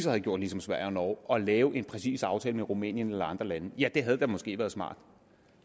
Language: Danish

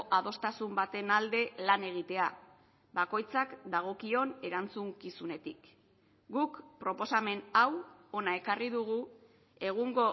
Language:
Basque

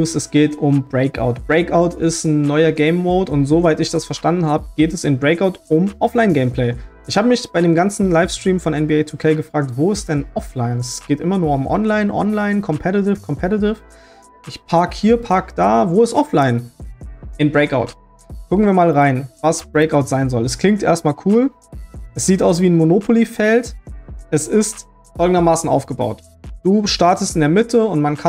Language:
German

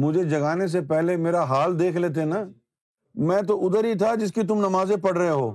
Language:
Urdu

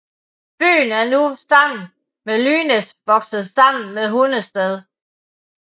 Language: Danish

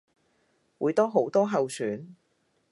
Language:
Cantonese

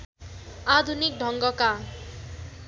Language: Nepali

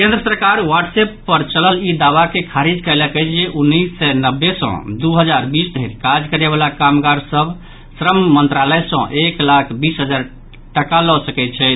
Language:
Maithili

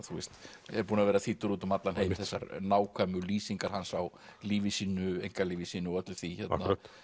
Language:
Icelandic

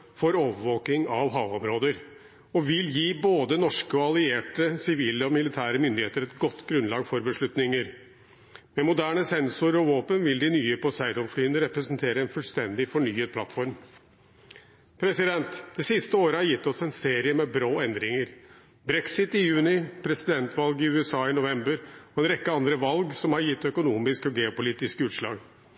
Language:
Norwegian Bokmål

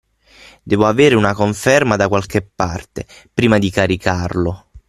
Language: Italian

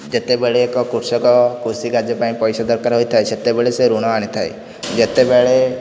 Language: Odia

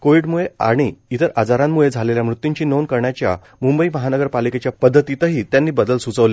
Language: Marathi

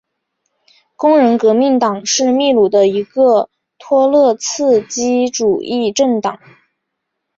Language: Chinese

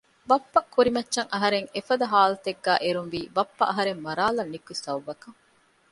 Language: Divehi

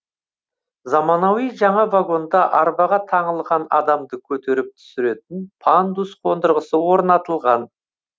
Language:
Kazakh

